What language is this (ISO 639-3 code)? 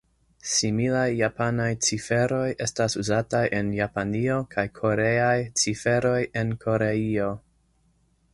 epo